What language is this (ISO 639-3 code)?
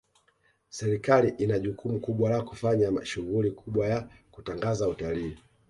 swa